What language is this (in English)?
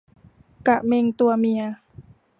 Thai